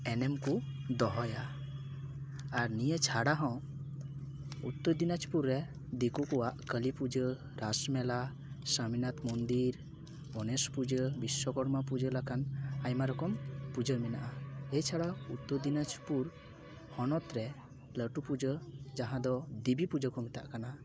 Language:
Santali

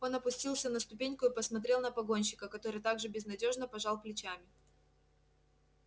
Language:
Russian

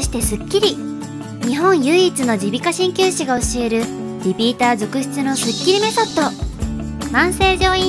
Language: Japanese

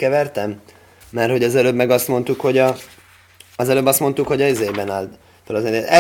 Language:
Hungarian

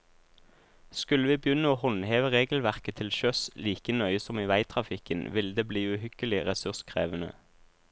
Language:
Norwegian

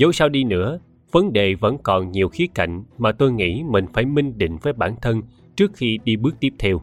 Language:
Vietnamese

